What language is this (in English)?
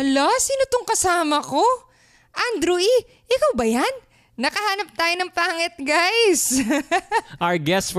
Filipino